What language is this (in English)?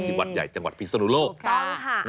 Thai